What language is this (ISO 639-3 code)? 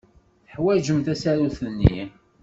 kab